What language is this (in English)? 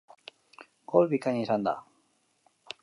Basque